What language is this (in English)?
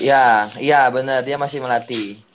Indonesian